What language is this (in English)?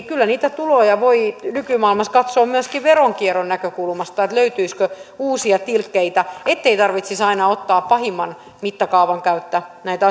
Finnish